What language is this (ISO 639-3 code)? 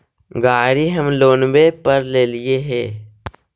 mag